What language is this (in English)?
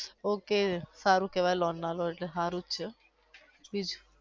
Gujarati